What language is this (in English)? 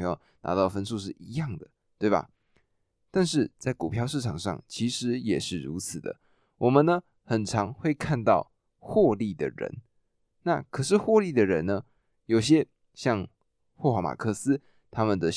Chinese